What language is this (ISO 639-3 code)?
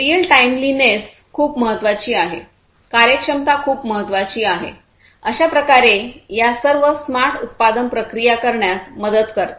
mar